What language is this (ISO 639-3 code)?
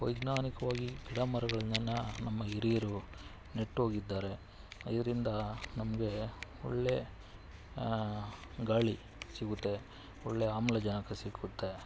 kan